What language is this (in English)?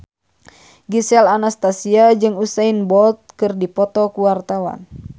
Sundanese